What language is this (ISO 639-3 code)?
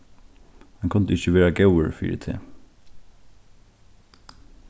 fao